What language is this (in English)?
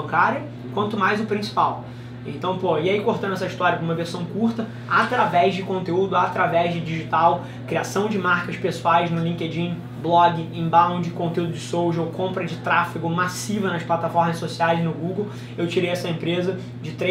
Portuguese